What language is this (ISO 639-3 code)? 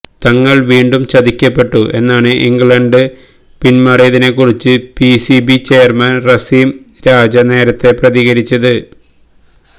mal